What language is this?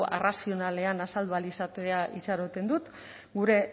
Basque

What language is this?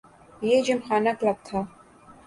Urdu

